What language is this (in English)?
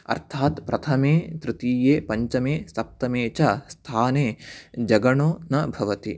Sanskrit